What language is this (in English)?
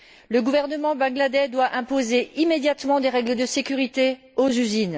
French